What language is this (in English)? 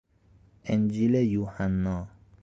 Persian